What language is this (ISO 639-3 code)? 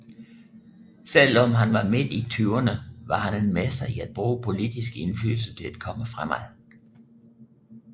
dan